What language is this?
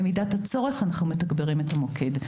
Hebrew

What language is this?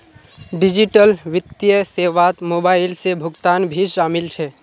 Magahi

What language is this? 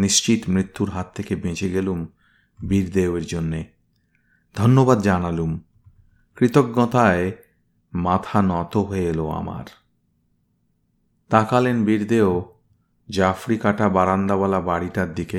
Bangla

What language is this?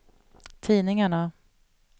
Swedish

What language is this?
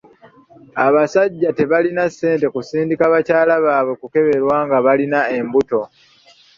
Ganda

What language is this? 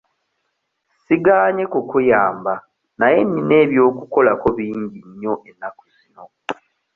Ganda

